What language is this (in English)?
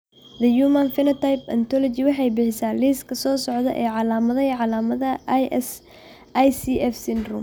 Somali